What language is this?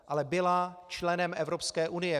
Czech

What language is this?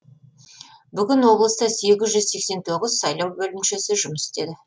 Kazakh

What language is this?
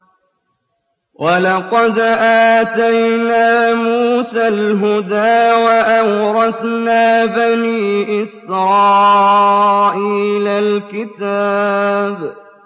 Arabic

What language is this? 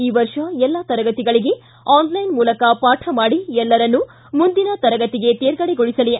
Kannada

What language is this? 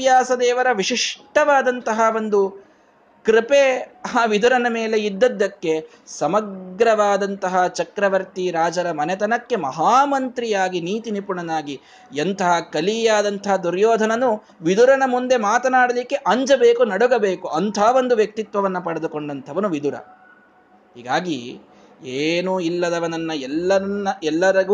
Kannada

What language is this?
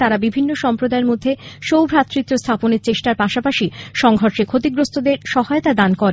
Bangla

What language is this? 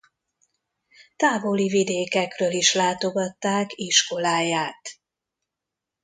Hungarian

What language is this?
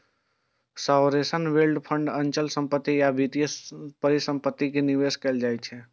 Maithili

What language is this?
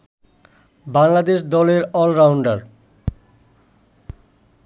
Bangla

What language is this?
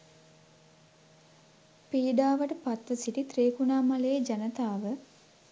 Sinhala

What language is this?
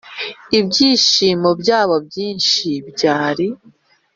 Kinyarwanda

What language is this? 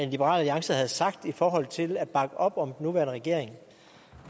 Danish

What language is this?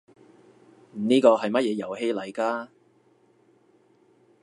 Cantonese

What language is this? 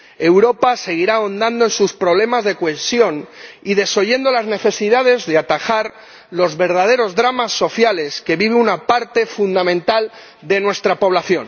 Spanish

